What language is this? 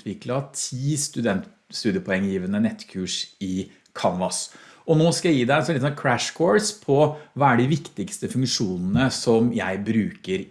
Norwegian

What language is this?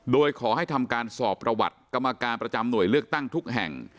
Thai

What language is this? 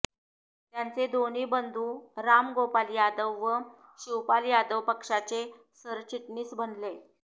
Marathi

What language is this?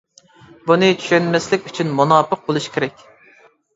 Uyghur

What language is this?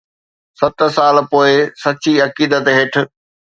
Sindhi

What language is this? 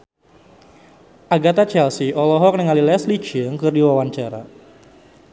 Sundanese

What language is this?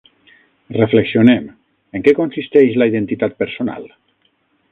Catalan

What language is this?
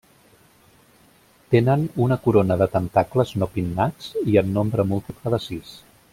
Catalan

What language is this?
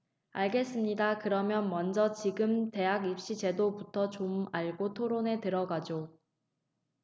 Korean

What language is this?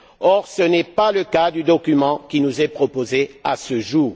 French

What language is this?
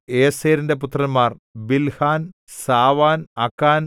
Malayalam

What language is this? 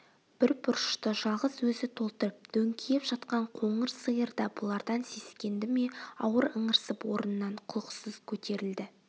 Kazakh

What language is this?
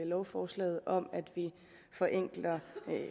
Danish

